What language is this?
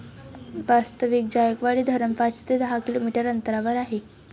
Marathi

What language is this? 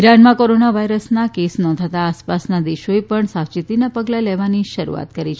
Gujarati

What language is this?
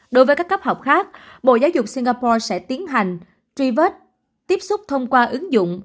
Vietnamese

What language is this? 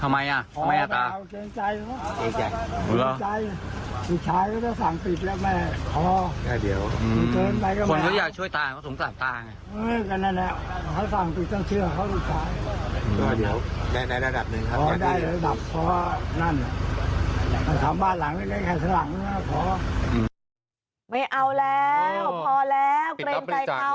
Thai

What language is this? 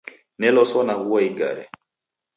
Taita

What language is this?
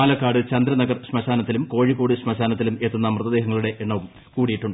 Malayalam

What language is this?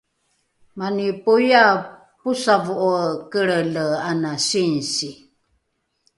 Rukai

